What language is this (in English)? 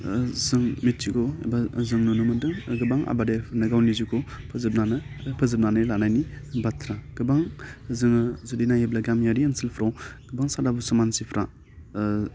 Bodo